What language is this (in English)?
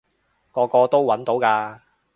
Cantonese